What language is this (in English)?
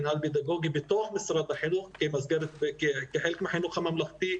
Hebrew